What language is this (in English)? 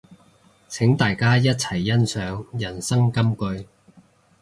Cantonese